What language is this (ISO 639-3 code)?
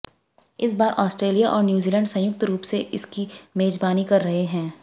hin